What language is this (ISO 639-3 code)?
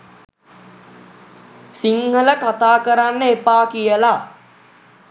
sin